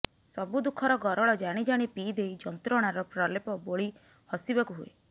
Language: Odia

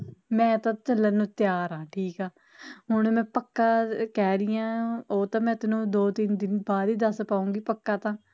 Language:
Punjabi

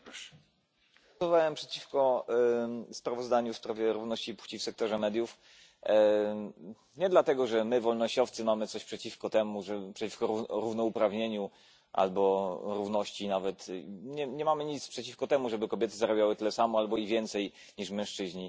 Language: Polish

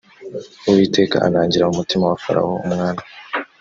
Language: Kinyarwanda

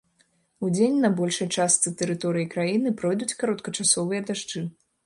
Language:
Belarusian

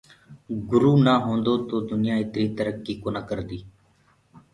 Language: Gurgula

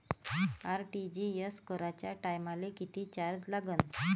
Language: Marathi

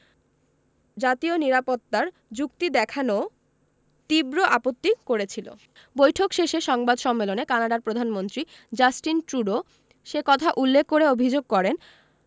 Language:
Bangla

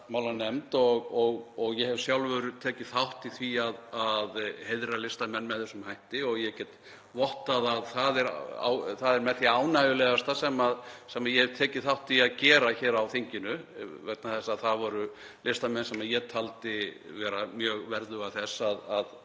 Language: Icelandic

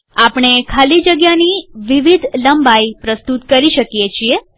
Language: Gujarati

